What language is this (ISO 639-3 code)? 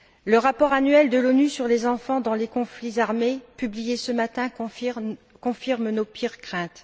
fra